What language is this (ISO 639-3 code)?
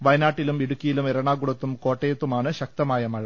mal